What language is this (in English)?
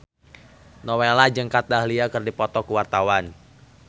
Sundanese